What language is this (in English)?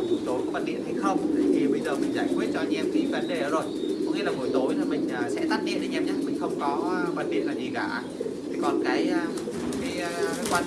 Vietnamese